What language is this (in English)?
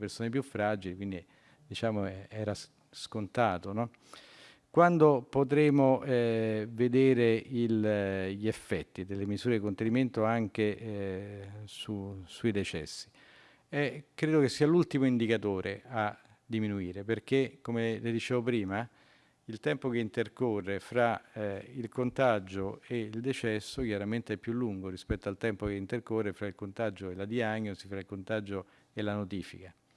Italian